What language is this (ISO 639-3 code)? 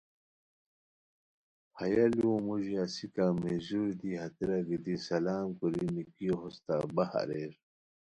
khw